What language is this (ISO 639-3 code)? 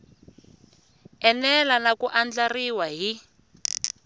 tso